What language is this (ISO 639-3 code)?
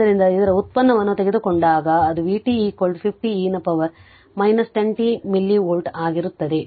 kan